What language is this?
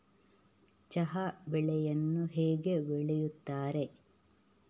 Kannada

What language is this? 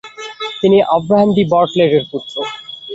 Bangla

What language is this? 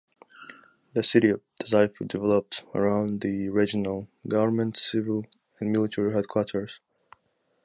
English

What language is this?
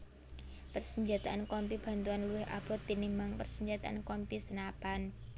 Javanese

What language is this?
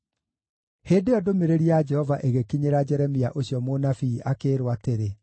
Kikuyu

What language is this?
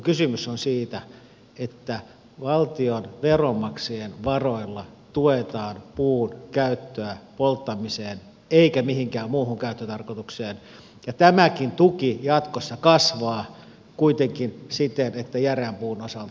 Finnish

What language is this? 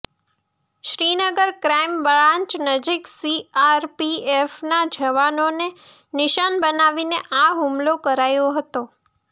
Gujarati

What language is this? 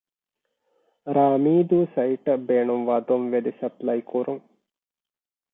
Divehi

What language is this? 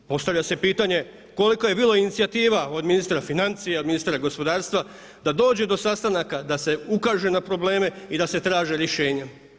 Croatian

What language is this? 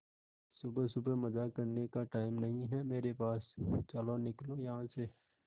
Hindi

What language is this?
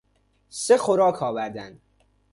Persian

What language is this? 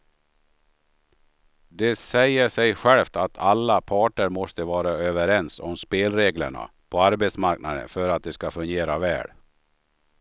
Swedish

